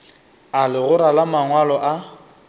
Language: Northern Sotho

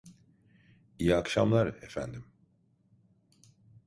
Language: Turkish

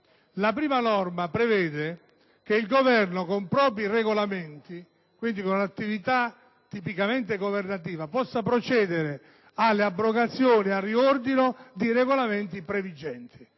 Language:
Italian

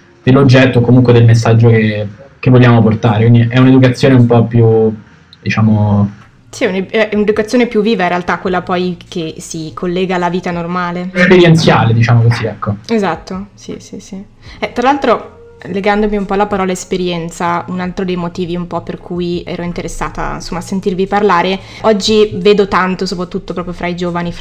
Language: Italian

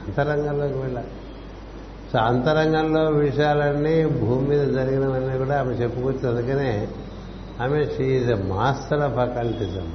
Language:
Telugu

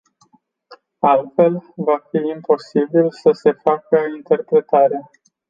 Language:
Romanian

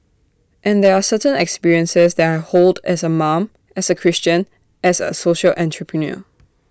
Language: English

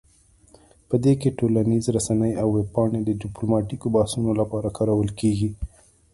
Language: Pashto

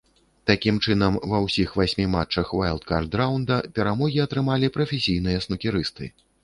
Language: Belarusian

